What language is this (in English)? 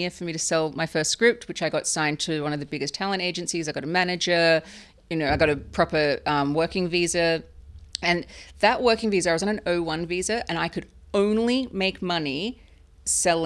English